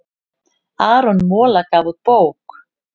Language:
Icelandic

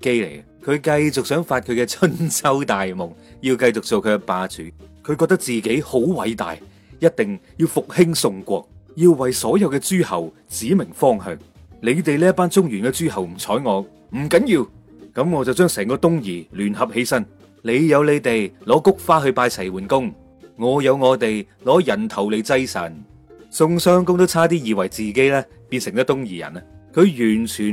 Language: Chinese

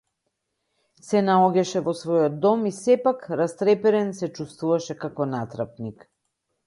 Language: Macedonian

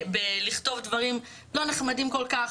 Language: Hebrew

